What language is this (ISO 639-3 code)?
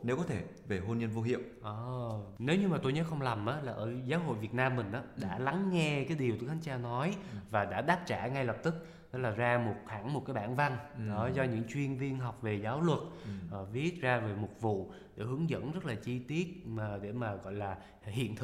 vie